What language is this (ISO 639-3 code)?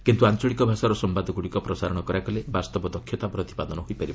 ori